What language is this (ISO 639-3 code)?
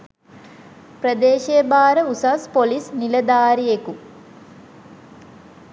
sin